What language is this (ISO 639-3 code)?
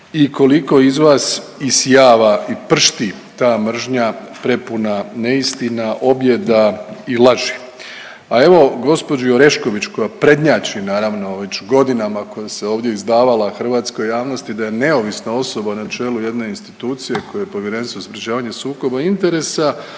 hrv